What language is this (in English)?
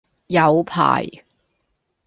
Cantonese